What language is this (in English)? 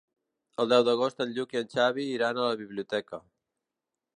Catalan